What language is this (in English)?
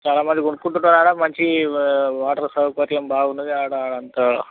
Telugu